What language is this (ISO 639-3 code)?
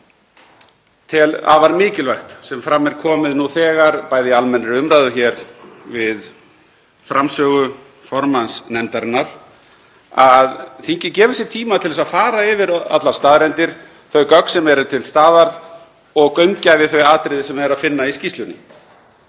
isl